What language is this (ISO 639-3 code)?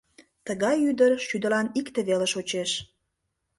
chm